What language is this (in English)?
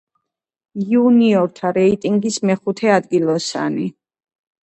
Georgian